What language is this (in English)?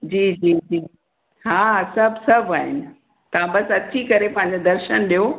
Sindhi